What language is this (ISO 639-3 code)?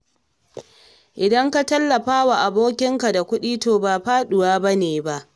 hau